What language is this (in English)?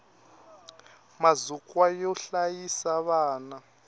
Tsonga